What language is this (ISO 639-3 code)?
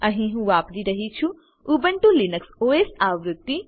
guj